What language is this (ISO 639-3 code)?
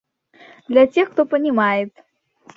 rus